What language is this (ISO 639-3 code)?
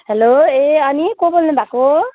nep